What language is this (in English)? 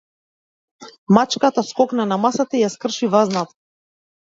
Macedonian